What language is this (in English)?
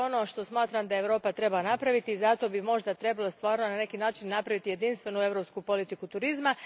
Croatian